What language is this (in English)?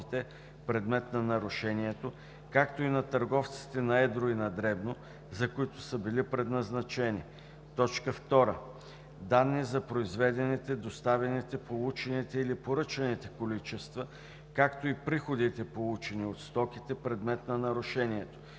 Bulgarian